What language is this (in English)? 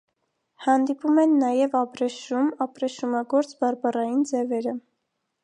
Armenian